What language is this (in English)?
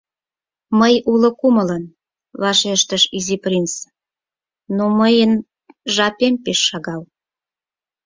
Mari